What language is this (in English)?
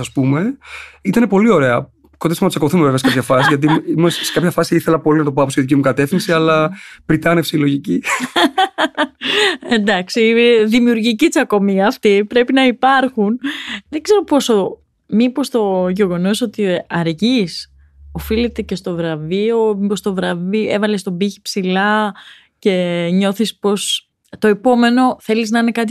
Greek